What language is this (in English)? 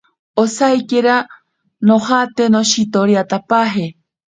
Ashéninka Perené